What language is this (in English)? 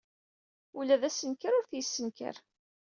Kabyle